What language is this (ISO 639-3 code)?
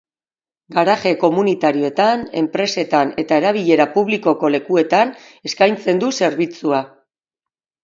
eus